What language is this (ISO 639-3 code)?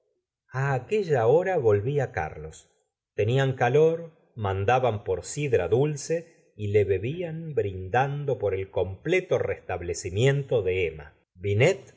spa